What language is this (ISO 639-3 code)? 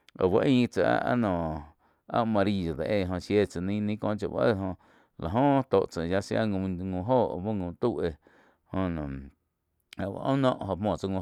chq